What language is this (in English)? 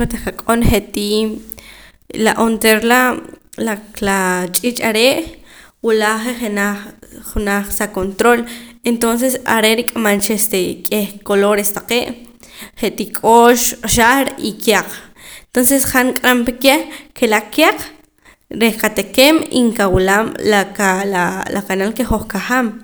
Poqomam